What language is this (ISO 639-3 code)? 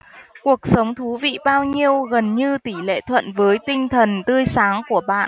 vie